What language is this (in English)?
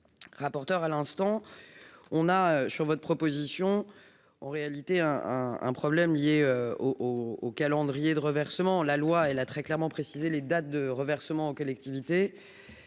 French